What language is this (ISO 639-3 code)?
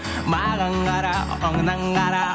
kaz